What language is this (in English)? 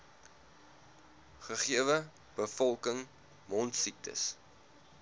Afrikaans